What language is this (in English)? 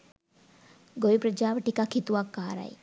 Sinhala